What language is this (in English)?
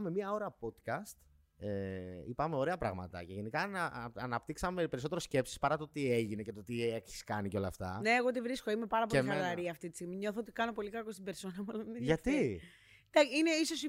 Greek